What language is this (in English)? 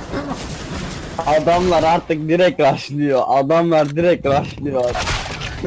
Turkish